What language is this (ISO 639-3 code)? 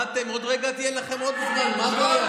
heb